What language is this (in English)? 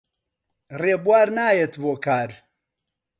Central Kurdish